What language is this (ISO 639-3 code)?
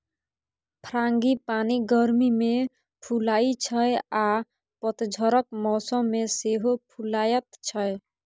mai